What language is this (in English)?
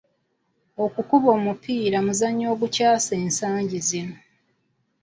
Ganda